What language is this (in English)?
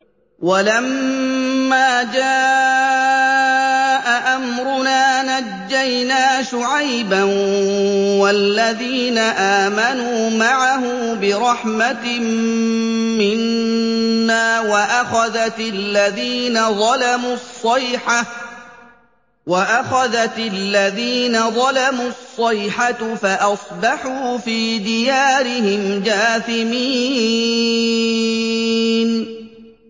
Arabic